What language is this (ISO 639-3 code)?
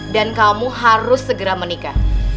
ind